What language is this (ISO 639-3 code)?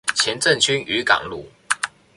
zho